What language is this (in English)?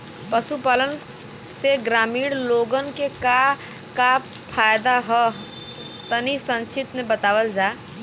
Bhojpuri